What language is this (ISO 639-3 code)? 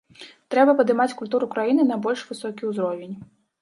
bel